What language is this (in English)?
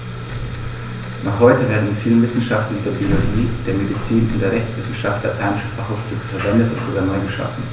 German